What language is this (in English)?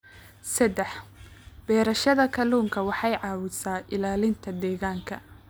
Somali